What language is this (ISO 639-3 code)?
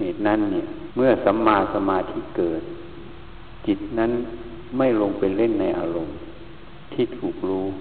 tha